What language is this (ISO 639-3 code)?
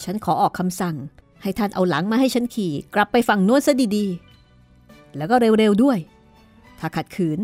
tha